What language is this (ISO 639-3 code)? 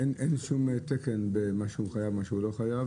heb